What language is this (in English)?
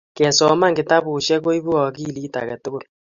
Kalenjin